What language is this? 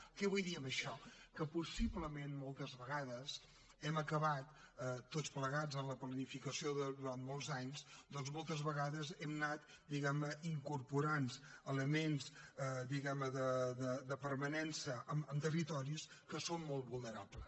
Catalan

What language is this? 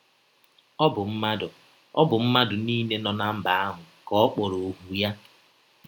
Igbo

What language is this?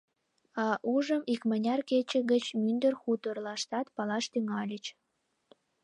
Mari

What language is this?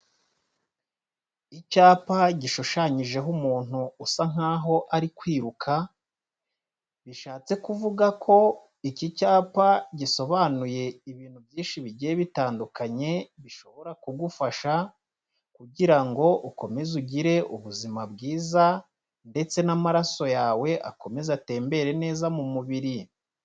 Kinyarwanda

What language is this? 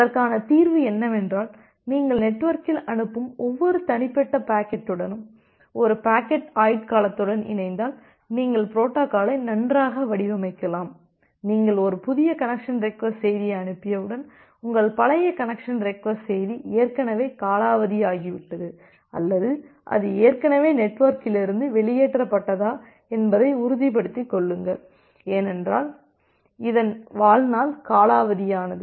Tamil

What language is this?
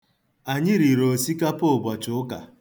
Igbo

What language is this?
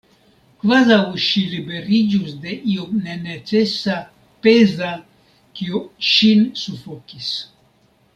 Esperanto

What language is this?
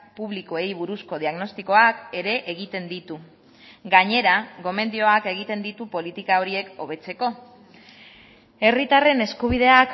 Basque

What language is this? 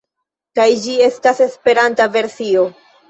Esperanto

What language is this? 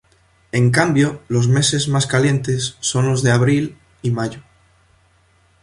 Spanish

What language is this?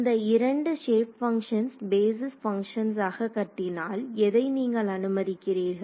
Tamil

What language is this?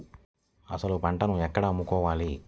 Telugu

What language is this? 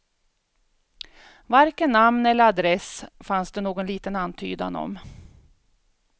Swedish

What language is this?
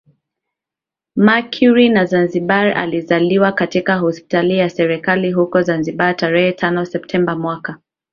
Swahili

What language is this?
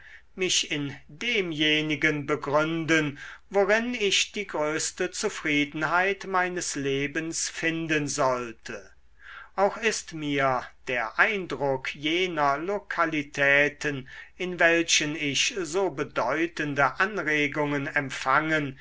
German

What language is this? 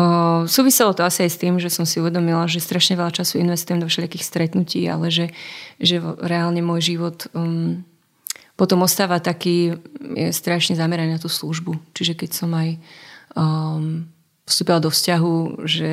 Slovak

